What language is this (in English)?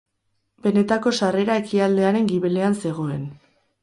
Basque